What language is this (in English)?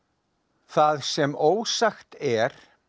Icelandic